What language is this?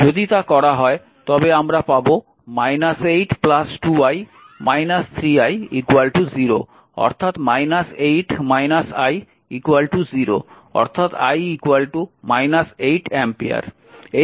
Bangla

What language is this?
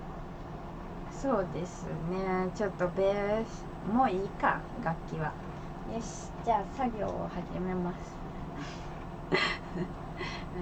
Japanese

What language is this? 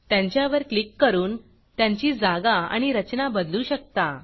Marathi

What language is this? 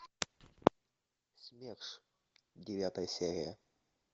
Russian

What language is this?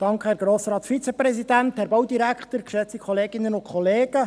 Swiss German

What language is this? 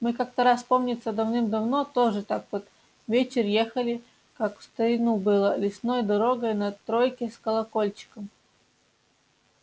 Russian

